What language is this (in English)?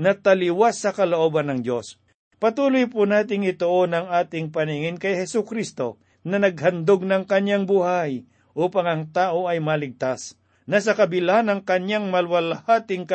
Filipino